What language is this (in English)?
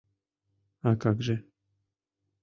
Mari